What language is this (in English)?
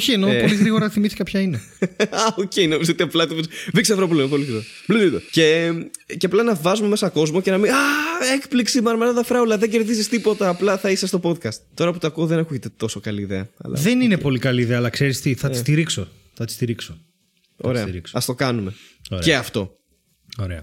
Greek